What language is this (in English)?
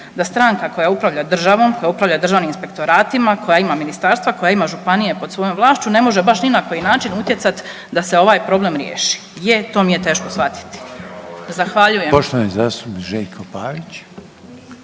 Croatian